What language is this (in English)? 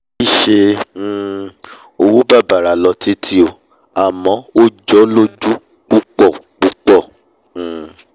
Yoruba